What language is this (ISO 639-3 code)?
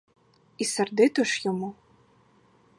ukr